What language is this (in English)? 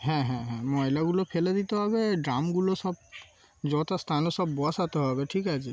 Bangla